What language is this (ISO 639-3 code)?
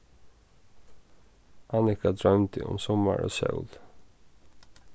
fao